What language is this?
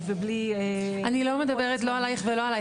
Hebrew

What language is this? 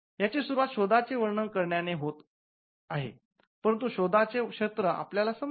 Marathi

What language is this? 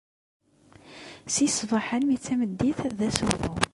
Kabyle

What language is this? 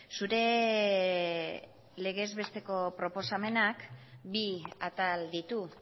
Basque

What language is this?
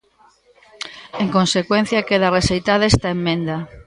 Galician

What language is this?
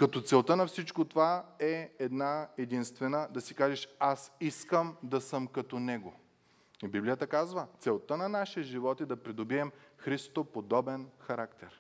Bulgarian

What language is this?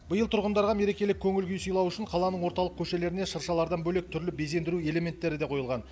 Kazakh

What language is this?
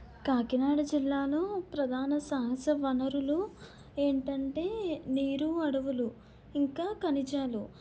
Telugu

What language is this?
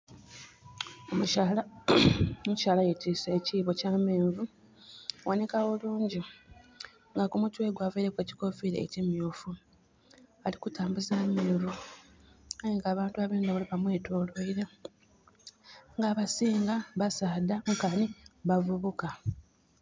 Soga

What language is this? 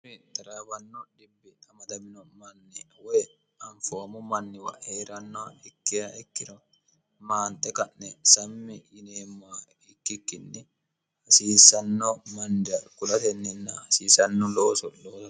Sidamo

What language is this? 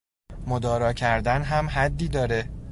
Persian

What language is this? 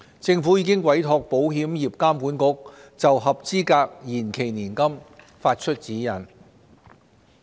Cantonese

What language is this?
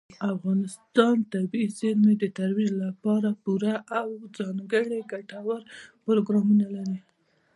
Pashto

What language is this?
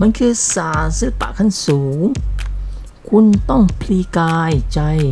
Thai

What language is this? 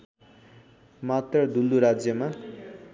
Nepali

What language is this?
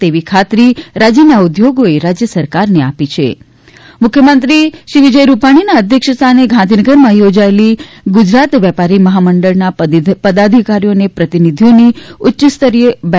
Gujarati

